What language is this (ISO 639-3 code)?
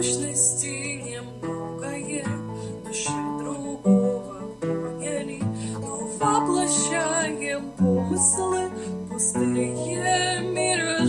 rus